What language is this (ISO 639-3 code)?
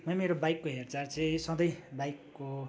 nep